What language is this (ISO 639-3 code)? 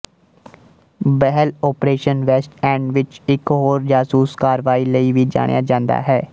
pan